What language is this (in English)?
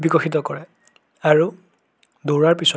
Assamese